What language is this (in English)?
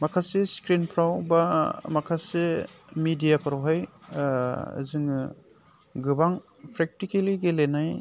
Bodo